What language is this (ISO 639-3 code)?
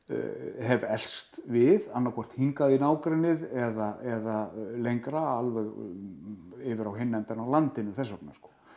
isl